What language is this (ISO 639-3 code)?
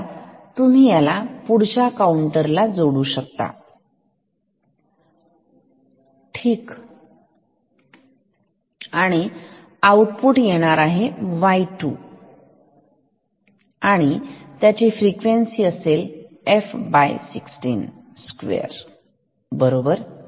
mar